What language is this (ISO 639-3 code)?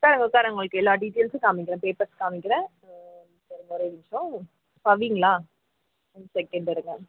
tam